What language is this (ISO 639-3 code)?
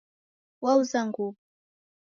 dav